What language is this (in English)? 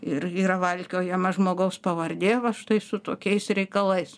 Lithuanian